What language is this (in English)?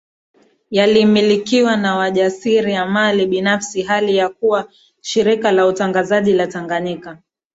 Swahili